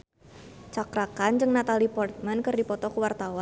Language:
Sundanese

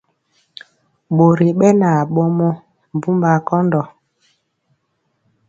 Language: Mpiemo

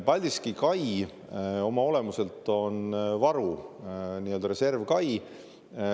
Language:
Estonian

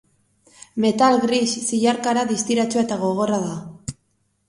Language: Basque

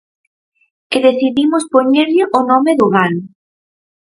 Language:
Galician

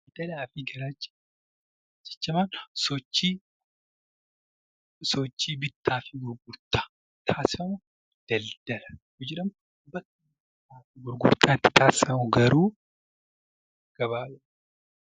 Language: Oromo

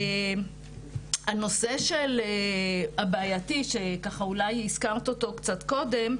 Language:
Hebrew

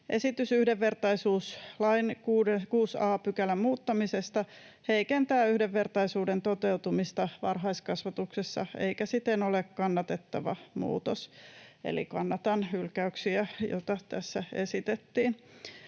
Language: Finnish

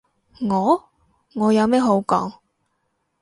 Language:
Cantonese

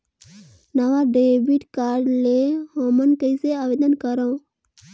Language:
Chhattisgarhi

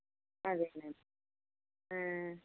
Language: Telugu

